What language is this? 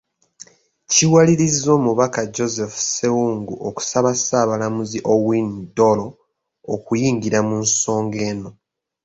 Ganda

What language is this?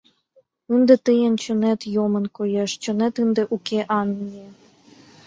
Mari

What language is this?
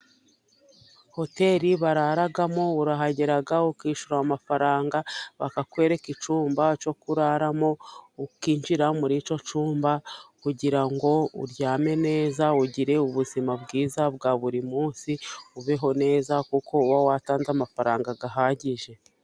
Kinyarwanda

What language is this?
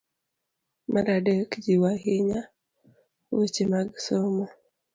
Luo (Kenya and Tanzania)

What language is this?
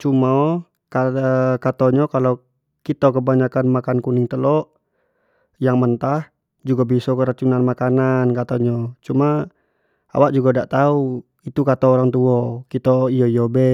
Jambi Malay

